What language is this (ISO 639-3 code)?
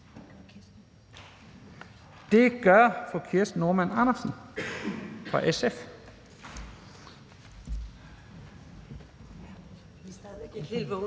dan